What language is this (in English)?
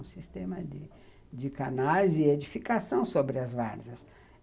Portuguese